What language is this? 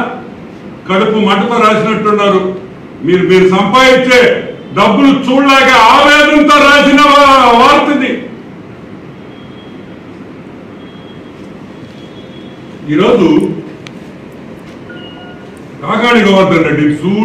Hindi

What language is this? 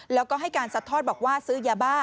Thai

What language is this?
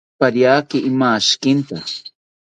South Ucayali Ashéninka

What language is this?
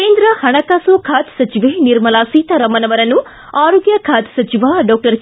Kannada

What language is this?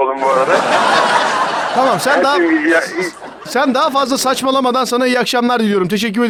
Turkish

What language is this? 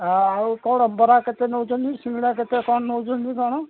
Odia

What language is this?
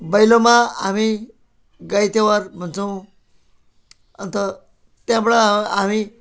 Nepali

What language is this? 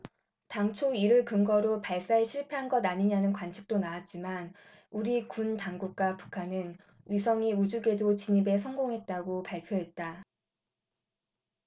Korean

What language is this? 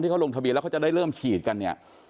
Thai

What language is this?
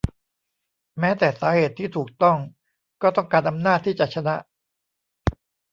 Thai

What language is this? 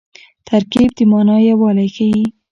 Pashto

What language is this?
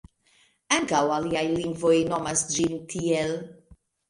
Esperanto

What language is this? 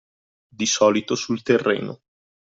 Italian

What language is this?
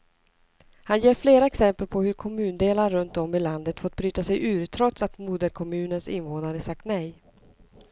Swedish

